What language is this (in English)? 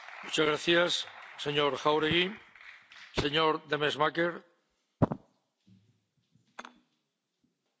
Dutch